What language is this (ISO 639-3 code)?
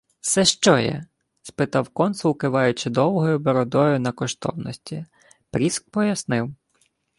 ukr